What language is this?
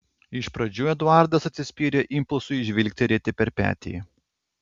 Lithuanian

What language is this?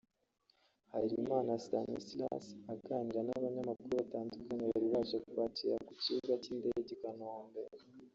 Kinyarwanda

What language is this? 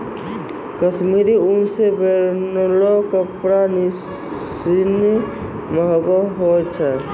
Maithili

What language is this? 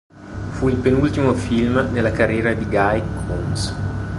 Italian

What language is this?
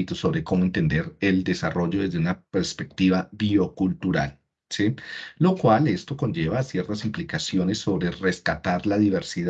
Spanish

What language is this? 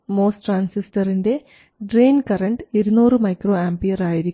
Malayalam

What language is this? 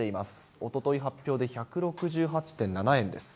Japanese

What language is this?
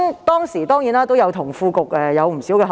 Cantonese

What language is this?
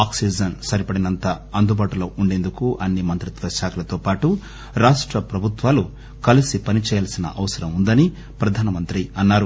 Telugu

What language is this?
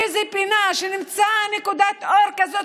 Hebrew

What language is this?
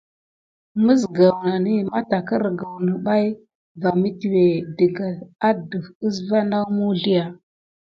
Gidar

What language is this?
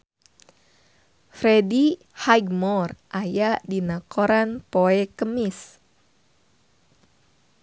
Sundanese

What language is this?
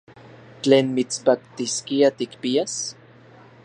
Central Puebla Nahuatl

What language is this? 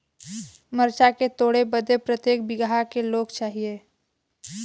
Bhojpuri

